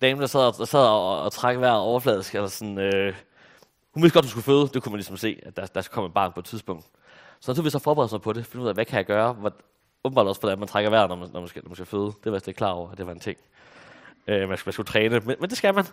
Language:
Danish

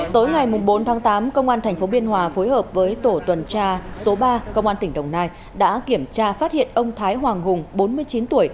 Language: Vietnamese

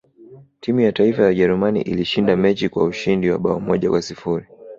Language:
Swahili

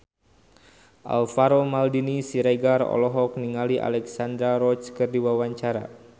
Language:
Sundanese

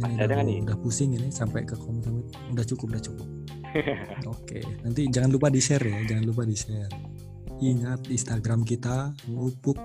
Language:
Indonesian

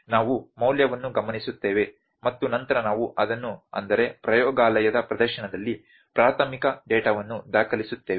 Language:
Kannada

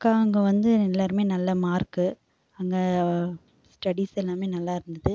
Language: Tamil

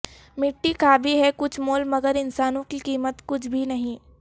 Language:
Urdu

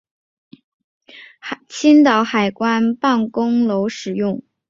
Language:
Chinese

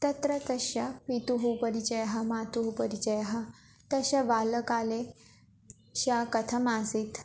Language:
Sanskrit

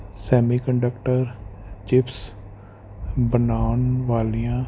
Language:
Punjabi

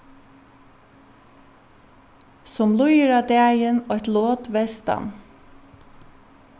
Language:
Faroese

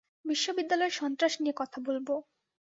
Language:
Bangla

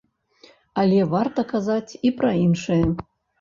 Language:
Belarusian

